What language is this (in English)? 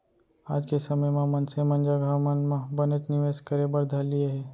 Chhattisgarhi